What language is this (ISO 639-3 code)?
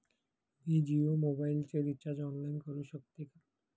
mar